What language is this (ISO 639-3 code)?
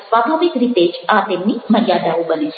guj